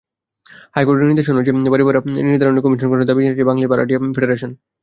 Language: Bangla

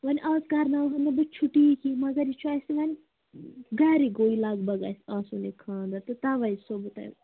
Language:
Kashmiri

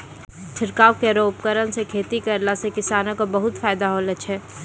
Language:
Maithili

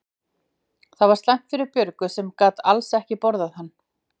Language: Icelandic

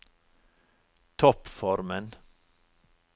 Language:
Norwegian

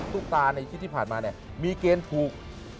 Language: Thai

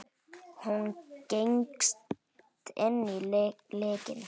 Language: Icelandic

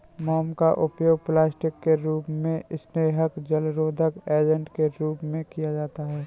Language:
Hindi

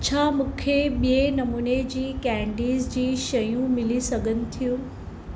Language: Sindhi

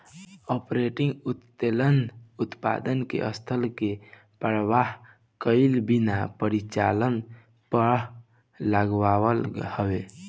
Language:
Bhojpuri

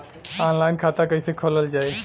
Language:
Bhojpuri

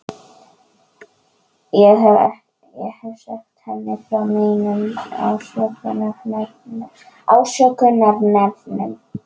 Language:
Icelandic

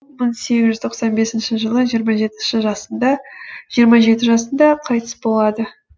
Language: Kazakh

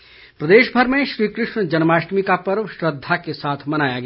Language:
Hindi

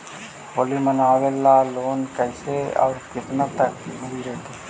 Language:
Magahi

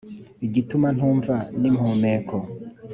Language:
Kinyarwanda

